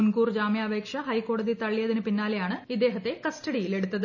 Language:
Malayalam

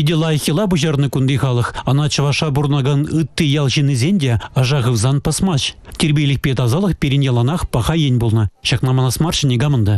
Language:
Russian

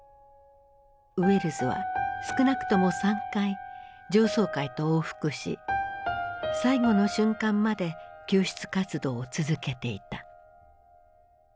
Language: Japanese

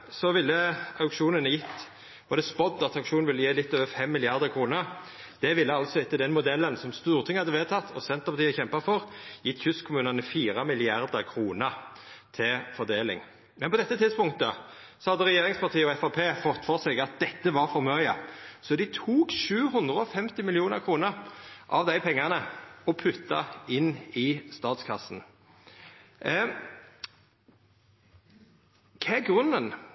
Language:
Norwegian Nynorsk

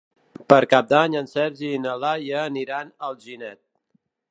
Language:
Catalan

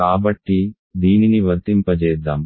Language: Telugu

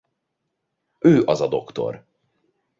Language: Hungarian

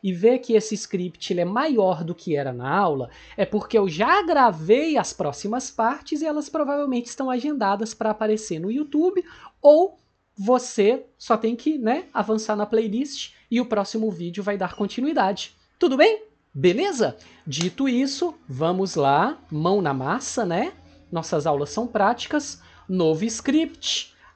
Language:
Portuguese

